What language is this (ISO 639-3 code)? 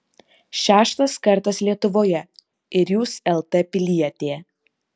lit